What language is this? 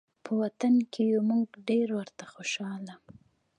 Pashto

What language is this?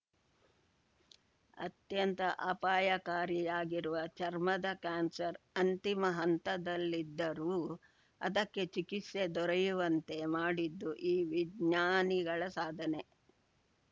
Kannada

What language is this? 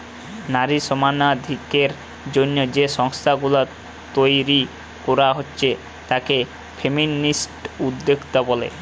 Bangla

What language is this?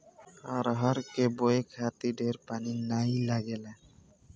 Bhojpuri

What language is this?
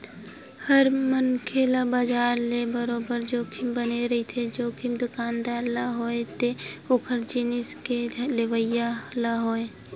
Chhattisgarhi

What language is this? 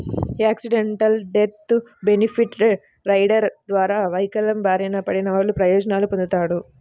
Telugu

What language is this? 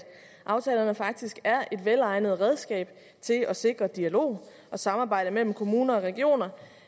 Danish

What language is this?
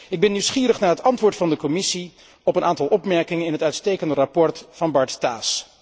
Dutch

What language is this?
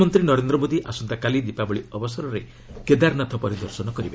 Odia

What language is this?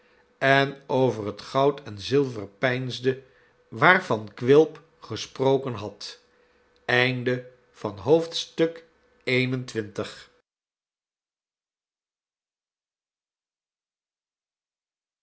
Dutch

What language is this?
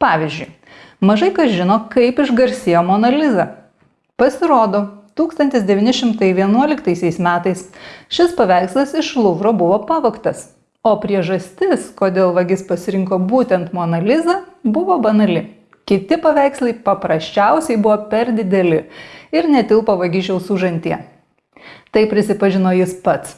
Lithuanian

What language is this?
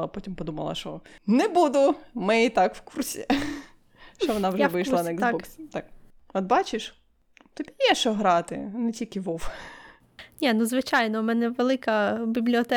Ukrainian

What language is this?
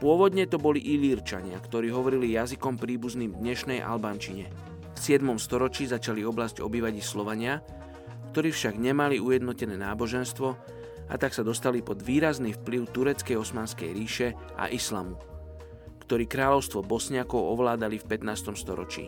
Slovak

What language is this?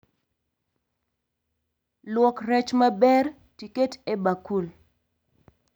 Luo (Kenya and Tanzania)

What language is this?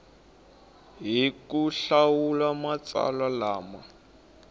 Tsonga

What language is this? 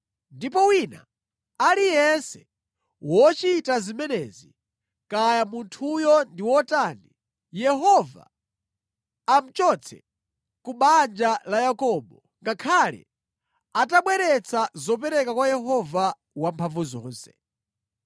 Nyanja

